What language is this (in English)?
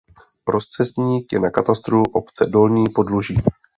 Czech